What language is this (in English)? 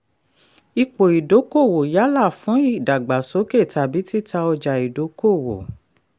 Yoruba